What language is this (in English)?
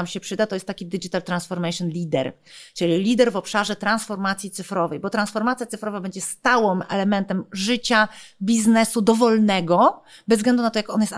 Polish